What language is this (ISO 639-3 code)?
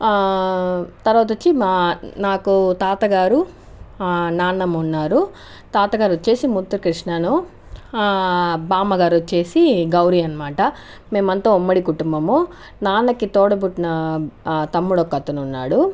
tel